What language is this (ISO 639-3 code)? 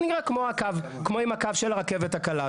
heb